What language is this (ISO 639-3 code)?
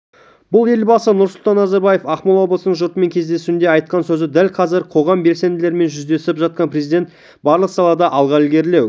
kaz